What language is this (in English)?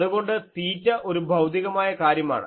Malayalam